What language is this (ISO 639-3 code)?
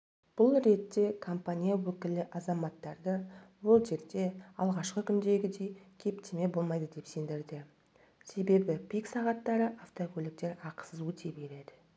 kaz